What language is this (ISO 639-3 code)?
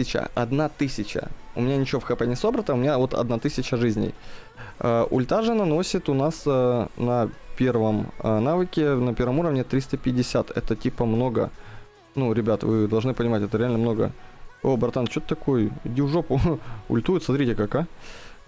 rus